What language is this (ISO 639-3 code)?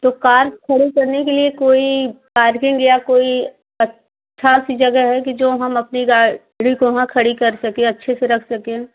hin